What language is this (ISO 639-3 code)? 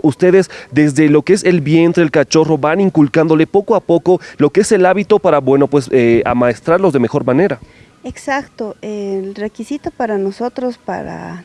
spa